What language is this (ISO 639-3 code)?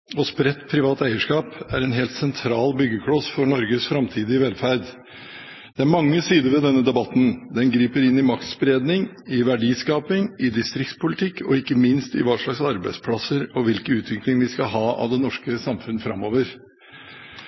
nob